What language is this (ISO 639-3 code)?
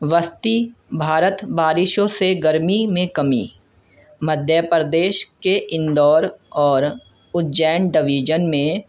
urd